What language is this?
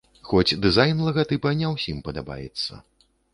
Belarusian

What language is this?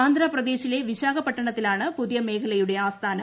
Malayalam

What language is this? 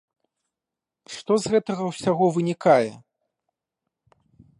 Belarusian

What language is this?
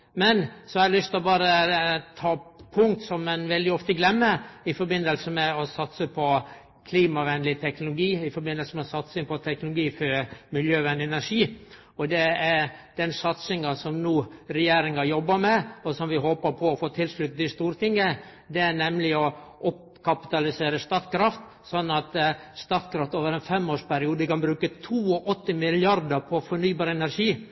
Norwegian Nynorsk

